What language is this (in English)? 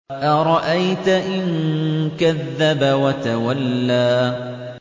Arabic